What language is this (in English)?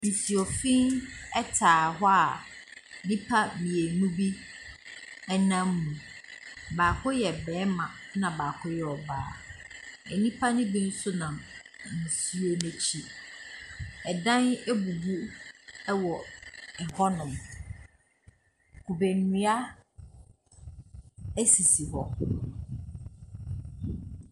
Akan